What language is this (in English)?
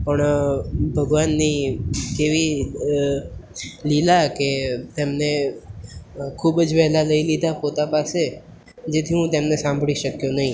Gujarati